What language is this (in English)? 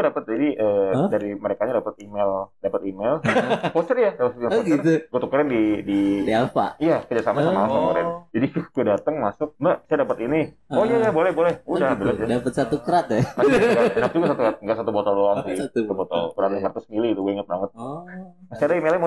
Indonesian